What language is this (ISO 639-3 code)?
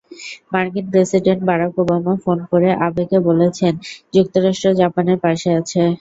ben